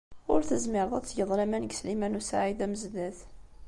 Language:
Kabyle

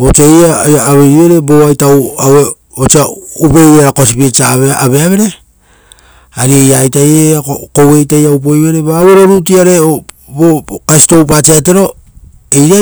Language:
Rotokas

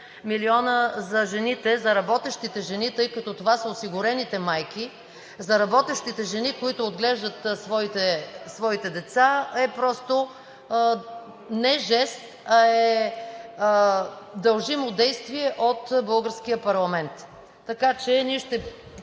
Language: Bulgarian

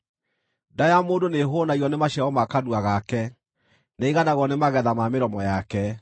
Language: Kikuyu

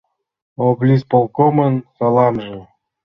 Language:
Mari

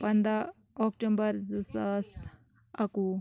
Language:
Kashmiri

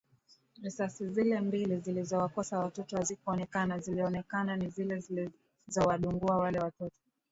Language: Swahili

